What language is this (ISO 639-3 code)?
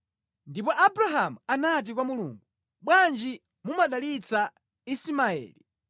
nya